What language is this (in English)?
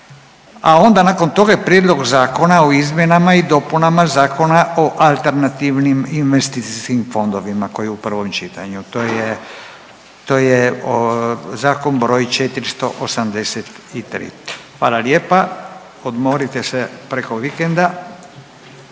Croatian